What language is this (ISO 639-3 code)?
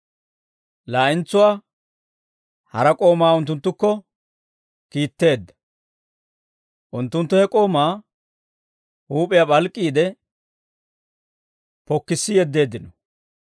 dwr